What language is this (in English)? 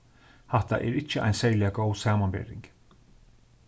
Faroese